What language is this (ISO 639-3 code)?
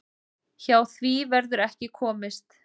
isl